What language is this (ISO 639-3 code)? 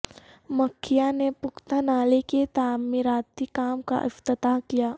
urd